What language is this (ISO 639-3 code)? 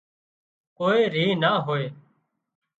kxp